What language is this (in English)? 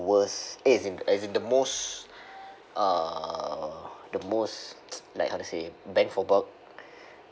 English